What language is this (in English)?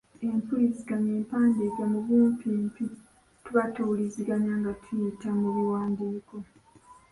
Ganda